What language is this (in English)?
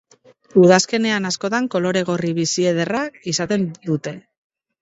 Basque